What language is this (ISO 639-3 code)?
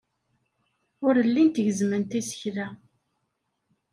kab